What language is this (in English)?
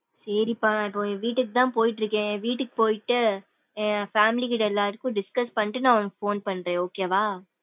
Tamil